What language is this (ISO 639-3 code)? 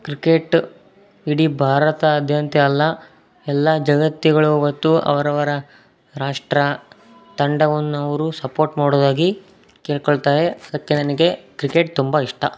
kan